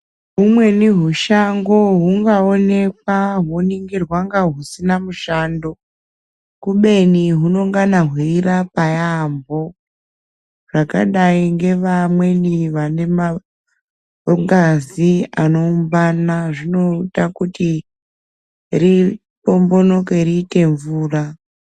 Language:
Ndau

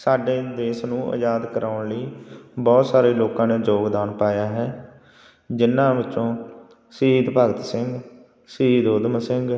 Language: Punjabi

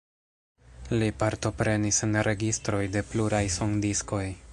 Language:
Esperanto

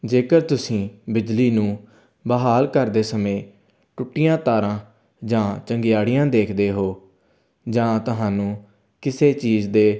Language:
Punjabi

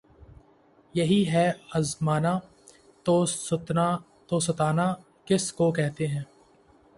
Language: Urdu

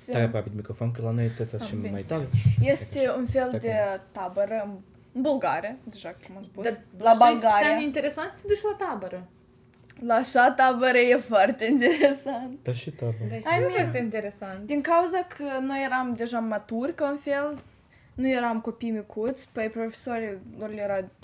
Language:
Romanian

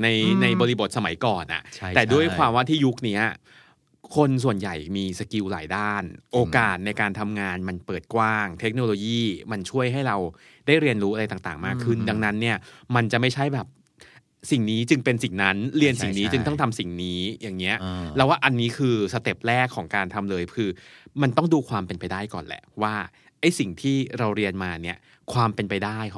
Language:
Thai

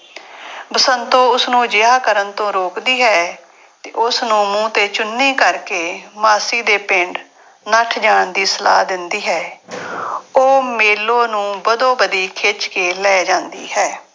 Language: Punjabi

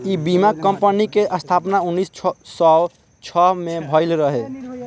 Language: Bhojpuri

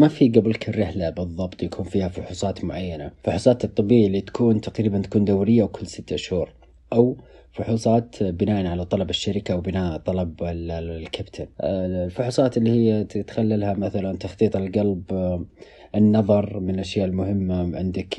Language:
Arabic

